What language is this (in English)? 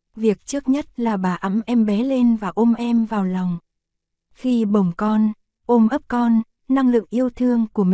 Vietnamese